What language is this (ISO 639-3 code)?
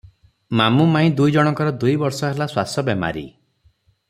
ori